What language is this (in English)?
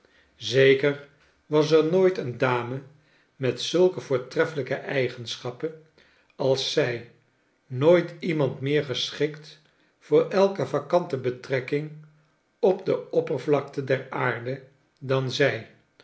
Dutch